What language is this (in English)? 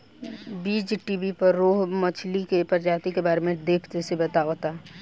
Bhojpuri